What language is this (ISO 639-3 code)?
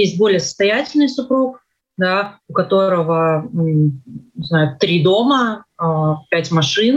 rus